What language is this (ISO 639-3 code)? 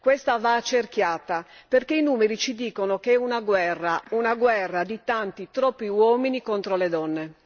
ita